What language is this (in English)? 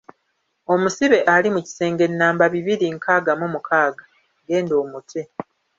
Ganda